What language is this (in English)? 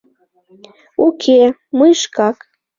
Mari